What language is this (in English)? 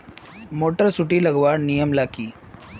Magahi